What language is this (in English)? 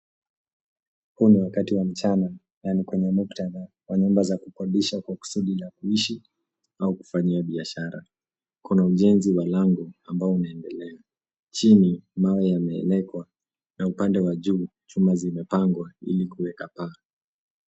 Swahili